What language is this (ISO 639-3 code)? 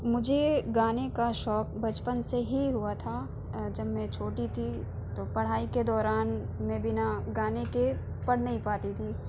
urd